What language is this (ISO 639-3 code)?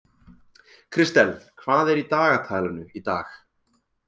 isl